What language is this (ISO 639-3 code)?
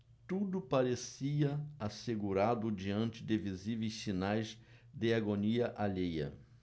por